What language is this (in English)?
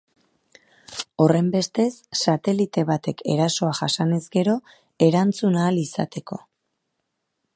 Basque